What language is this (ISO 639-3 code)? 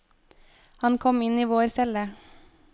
nor